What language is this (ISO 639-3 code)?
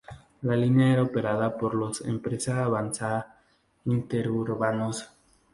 spa